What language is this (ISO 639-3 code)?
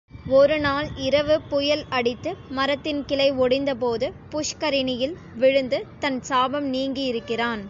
tam